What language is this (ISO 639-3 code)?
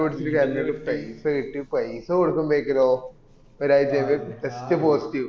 mal